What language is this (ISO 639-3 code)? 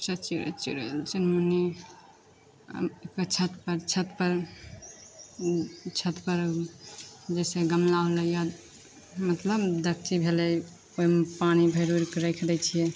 mai